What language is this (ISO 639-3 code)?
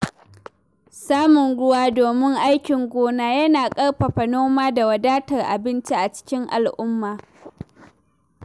hau